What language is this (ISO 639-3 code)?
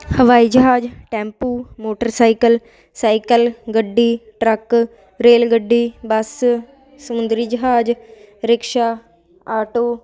pan